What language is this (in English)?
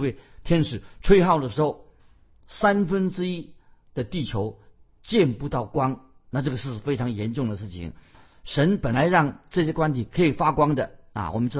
Chinese